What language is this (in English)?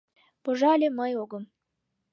Mari